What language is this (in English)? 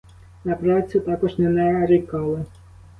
Ukrainian